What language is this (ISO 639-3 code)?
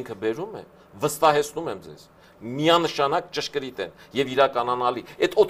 ron